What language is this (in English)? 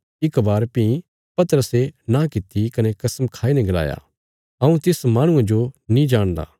Bilaspuri